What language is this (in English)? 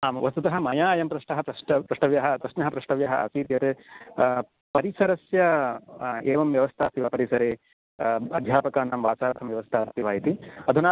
Sanskrit